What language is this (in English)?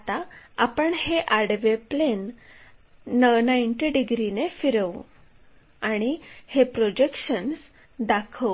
Marathi